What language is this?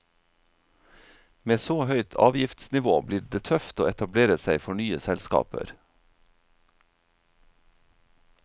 Norwegian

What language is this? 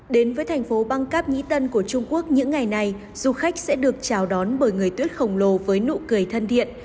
Vietnamese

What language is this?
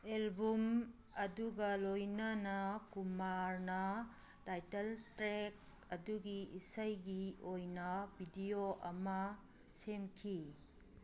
Manipuri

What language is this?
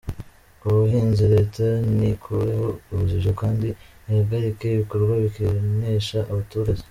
Kinyarwanda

